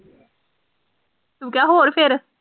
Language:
Punjabi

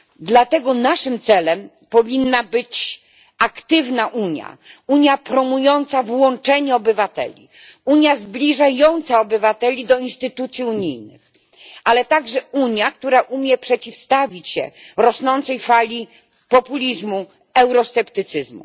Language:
Polish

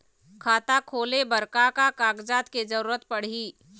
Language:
Chhattisgarhi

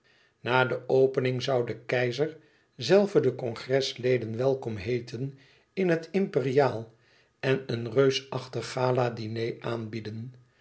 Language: Dutch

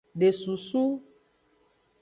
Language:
Aja (Benin)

